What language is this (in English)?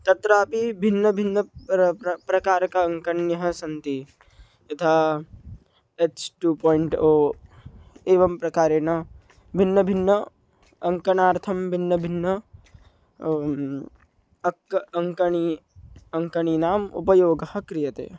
Sanskrit